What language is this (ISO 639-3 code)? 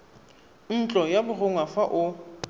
tsn